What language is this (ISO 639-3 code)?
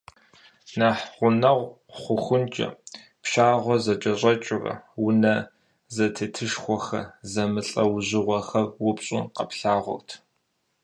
kbd